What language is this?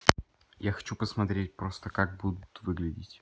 Russian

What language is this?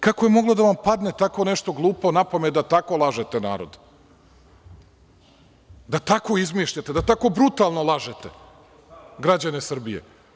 Serbian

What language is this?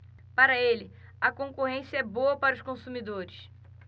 Portuguese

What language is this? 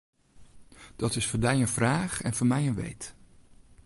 Western Frisian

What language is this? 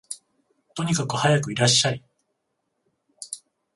Japanese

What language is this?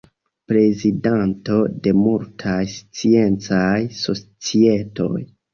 Esperanto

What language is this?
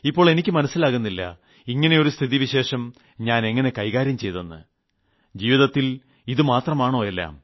Malayalam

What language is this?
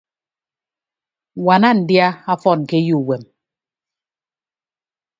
Ibibio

